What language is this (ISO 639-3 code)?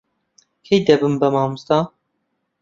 ckb